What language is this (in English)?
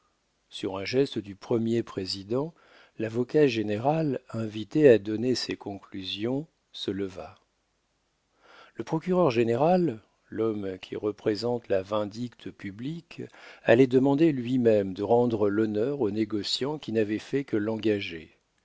French